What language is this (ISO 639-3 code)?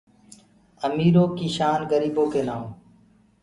ggg